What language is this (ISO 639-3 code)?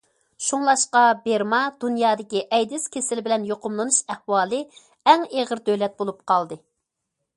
uig